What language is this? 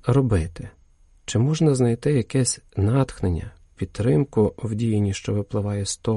Ukrainian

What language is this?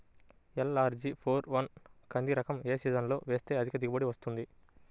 Telugu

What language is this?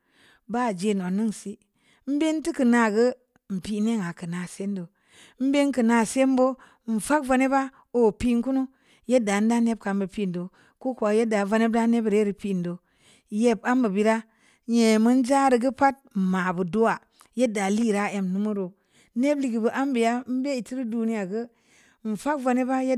Samba Leko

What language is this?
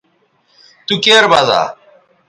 Bateri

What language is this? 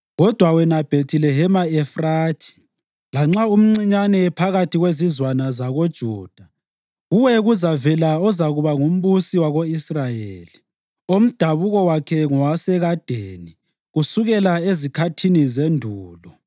North Ndebele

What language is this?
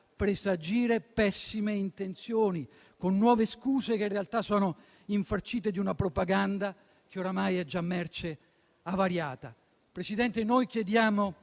Italian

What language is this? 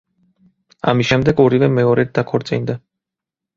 Georgian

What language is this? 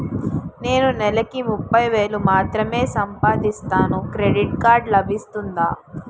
Telugu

